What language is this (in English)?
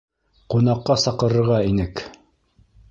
Bashkir